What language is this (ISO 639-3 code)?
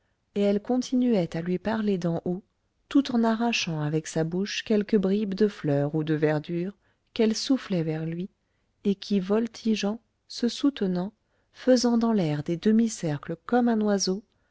fra